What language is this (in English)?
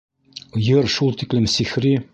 Bashkir